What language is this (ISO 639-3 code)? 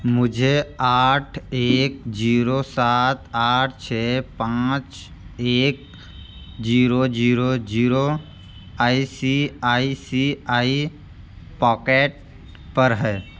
hin